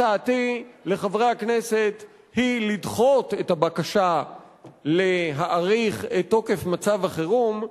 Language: Hebrew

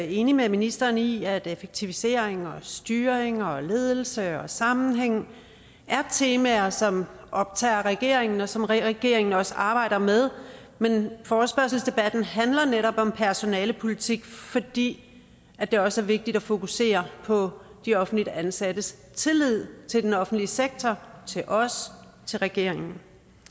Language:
Danish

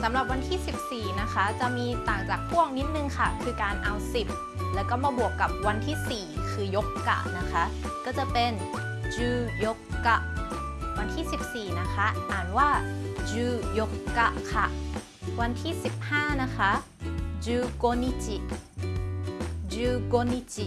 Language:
Thai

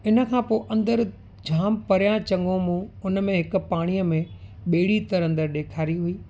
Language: Sindhi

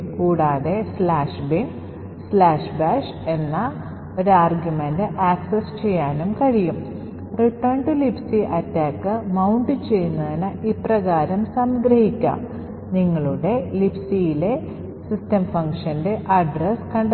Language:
Malayalam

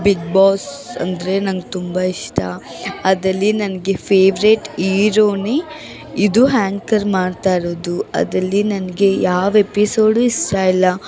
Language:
Kannada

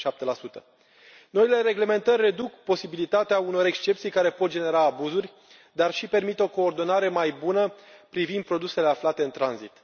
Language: Romanian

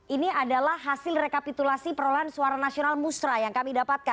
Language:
Indonesian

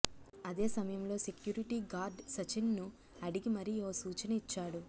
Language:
Telugu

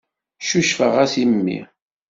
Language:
Kabyle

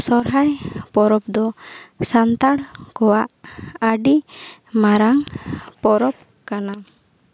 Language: Santali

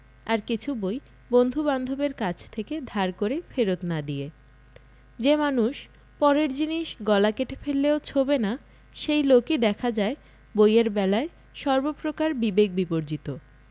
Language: Bangla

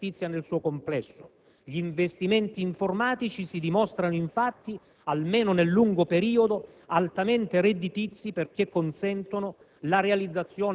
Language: Italian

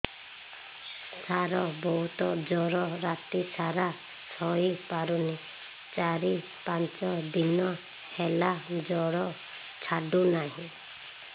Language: Odia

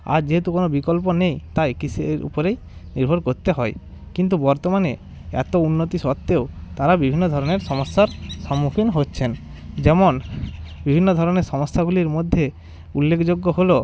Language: Bangla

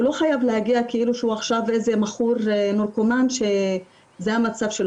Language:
Hebrew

